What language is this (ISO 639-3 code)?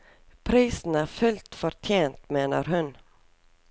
nor